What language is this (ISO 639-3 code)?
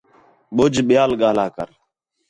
xhe